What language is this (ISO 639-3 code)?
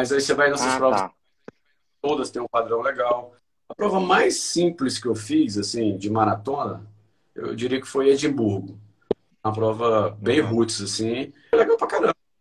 por